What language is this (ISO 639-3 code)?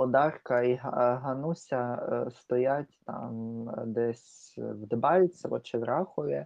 ukr